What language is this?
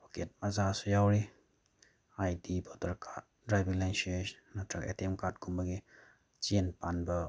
Manipuri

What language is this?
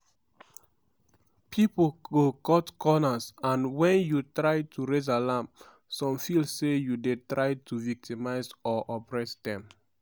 Nigerian Pidgin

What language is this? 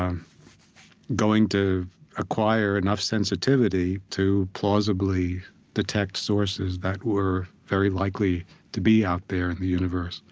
English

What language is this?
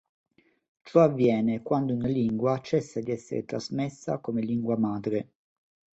Italian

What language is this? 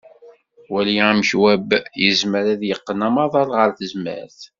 Kabyle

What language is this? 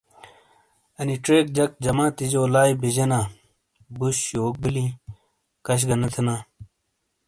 Shina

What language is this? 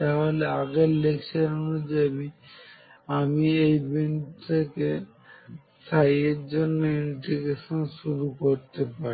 Bangla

